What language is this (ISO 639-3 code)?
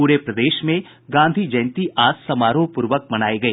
hin